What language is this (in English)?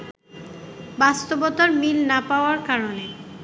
Bangla